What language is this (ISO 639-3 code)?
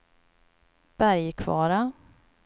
swe